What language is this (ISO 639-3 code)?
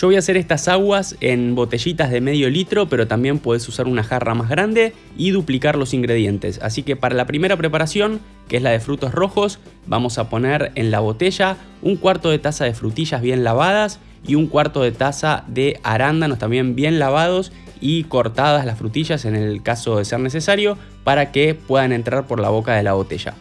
spa